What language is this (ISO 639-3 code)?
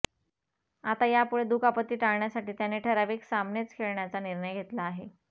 mar